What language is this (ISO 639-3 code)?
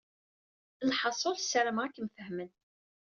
kab